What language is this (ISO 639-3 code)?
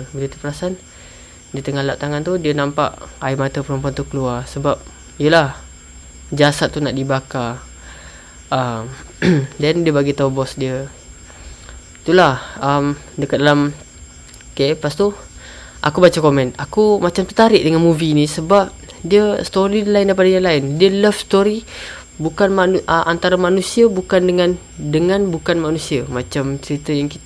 msa